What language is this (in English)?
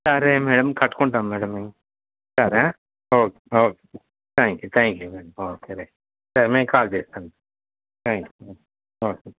Telugu